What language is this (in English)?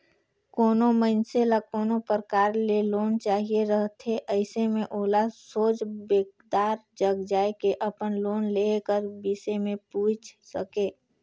Chhattisgarhi